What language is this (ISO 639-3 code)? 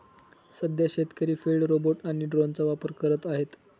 mar